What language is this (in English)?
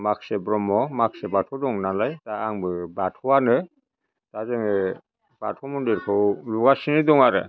Bodo